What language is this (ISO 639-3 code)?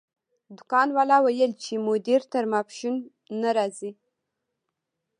pus